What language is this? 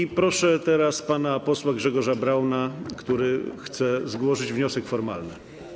Polish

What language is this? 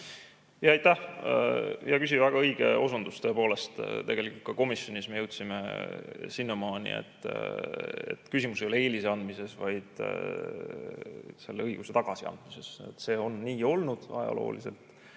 Estonian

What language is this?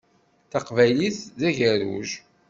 Kabyle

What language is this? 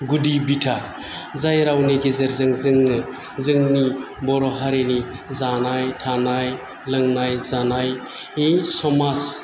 Bodo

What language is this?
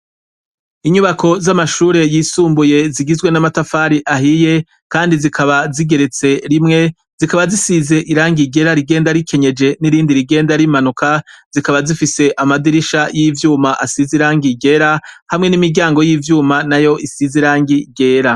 Rundi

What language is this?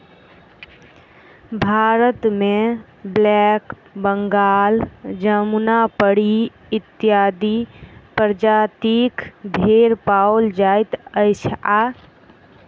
Maithili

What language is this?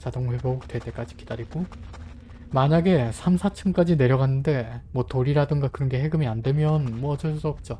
Korean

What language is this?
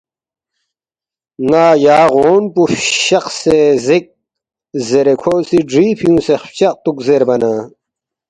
Balti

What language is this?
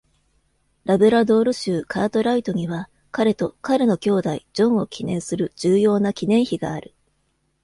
Japanese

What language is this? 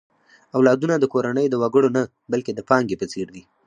Pashto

